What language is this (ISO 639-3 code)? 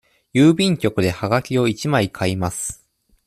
jpn